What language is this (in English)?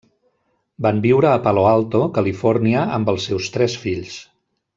Catalan